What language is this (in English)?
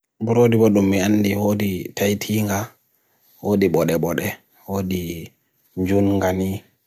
Bagirmi Fulfulde